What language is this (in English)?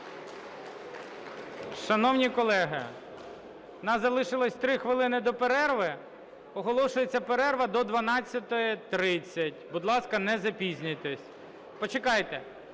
Ukrainian